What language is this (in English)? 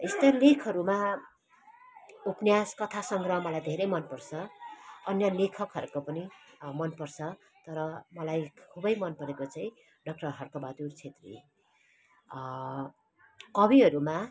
Nepali